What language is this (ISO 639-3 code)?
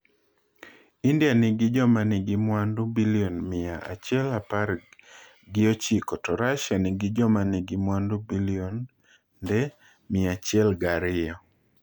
luo